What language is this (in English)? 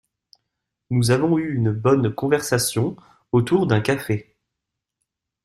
French